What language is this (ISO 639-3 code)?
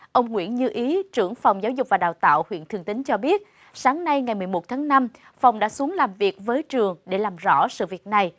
vie